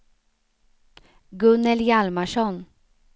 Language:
Swedish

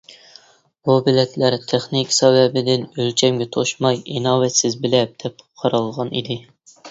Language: Uyghur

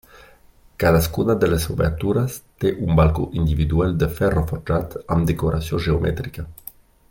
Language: Catalan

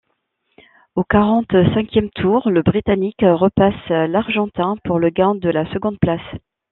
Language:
French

